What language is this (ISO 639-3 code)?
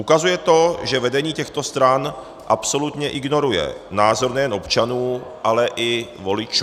ces